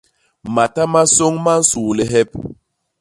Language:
Basaa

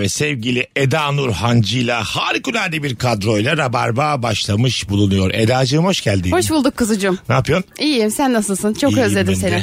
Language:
Turkish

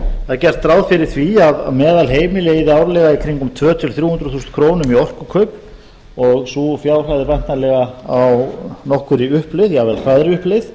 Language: Icelandic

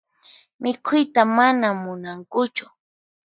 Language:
Puno Quechua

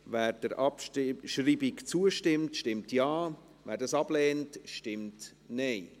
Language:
Swiss German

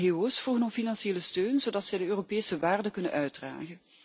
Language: Dutch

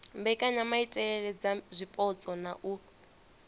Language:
Venda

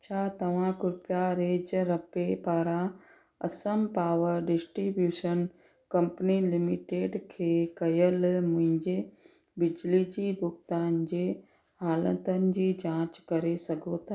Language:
Sindhi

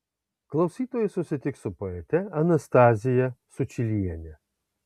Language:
Lithuanian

